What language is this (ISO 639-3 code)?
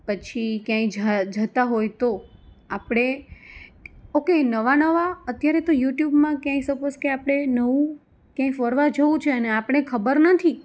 guj